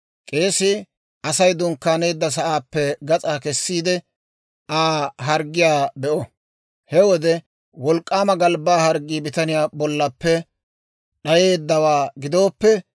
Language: Dawro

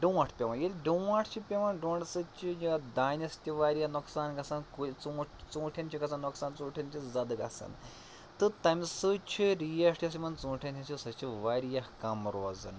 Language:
Kashmiri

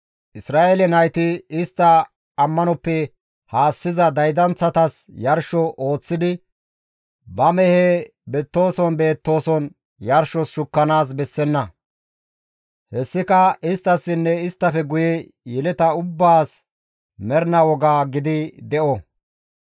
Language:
Gamo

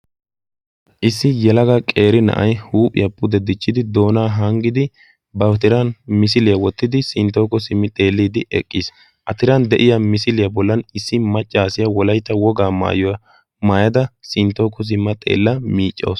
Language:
Wolaytta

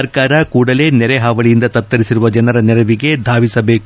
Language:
Kannada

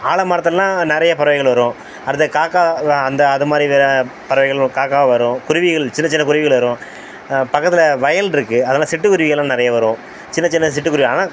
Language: Tamil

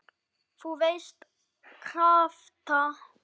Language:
Icelandic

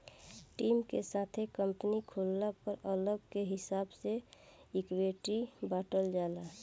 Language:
Bhojpuri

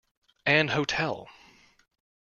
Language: English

